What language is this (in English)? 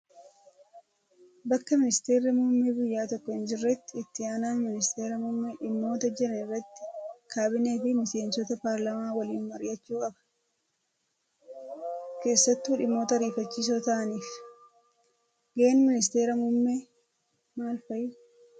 Oromo